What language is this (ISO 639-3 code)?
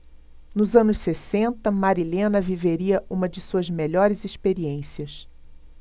por